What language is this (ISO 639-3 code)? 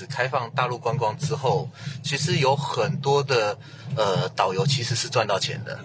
zho